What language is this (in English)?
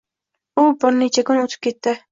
Uzbek